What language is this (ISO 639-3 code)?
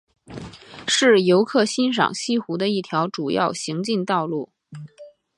zho